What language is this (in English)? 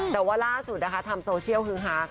Thai